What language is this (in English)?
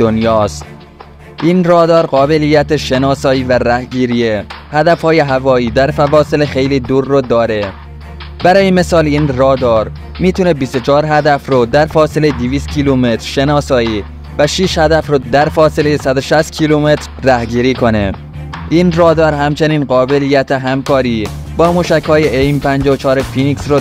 Persian